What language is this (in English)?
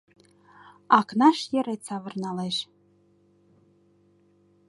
Mari